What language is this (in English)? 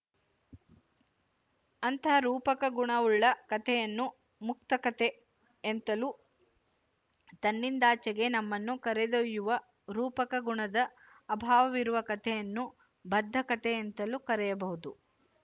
Kannada